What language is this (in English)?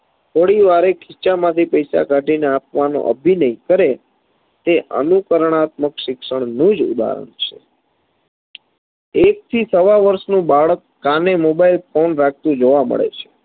Gujarati